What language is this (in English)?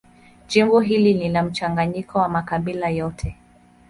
Swahili